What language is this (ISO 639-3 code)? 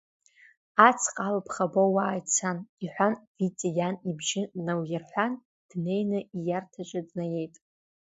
abk